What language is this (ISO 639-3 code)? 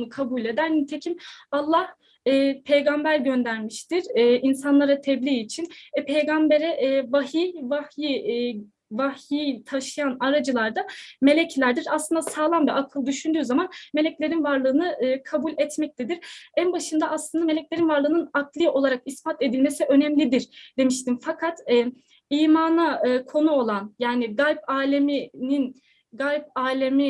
tur